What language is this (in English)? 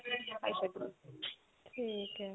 Punjabi